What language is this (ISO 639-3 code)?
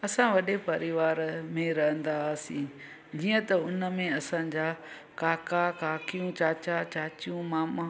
snd